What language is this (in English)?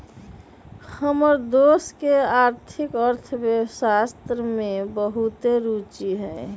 Magahi